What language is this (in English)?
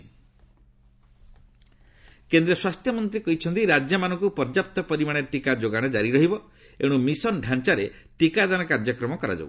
Odia